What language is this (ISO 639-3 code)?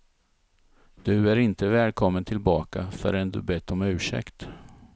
swe